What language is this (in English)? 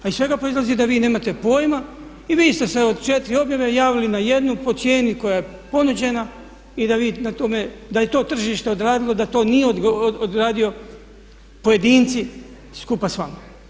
Croatian